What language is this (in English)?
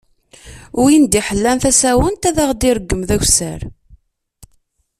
Kabyle